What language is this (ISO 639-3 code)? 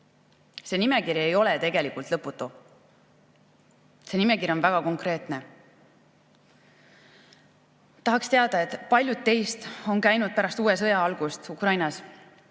est